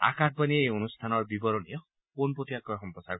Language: Assamese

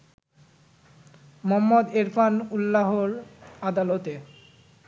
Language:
Bangla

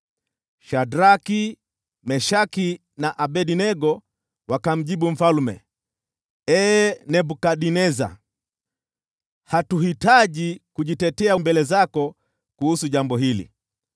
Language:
Swahili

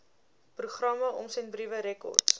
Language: Afrikaans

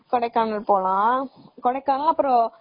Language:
Tamil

